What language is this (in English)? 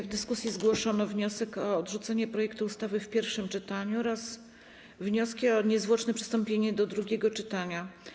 Polish